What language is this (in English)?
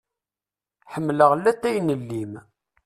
Kabyle